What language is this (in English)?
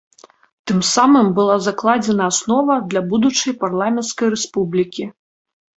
Belarusian